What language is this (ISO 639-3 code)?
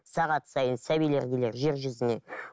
kaz